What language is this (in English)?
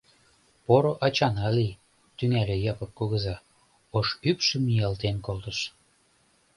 Mari